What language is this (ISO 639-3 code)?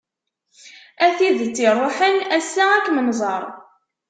kab